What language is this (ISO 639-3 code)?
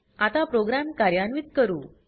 mar